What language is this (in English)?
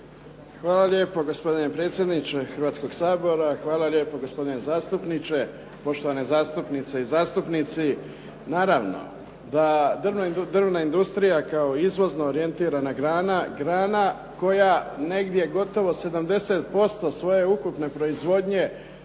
Croatian